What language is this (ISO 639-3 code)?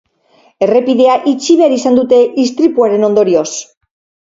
eus